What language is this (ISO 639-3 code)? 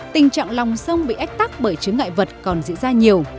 vie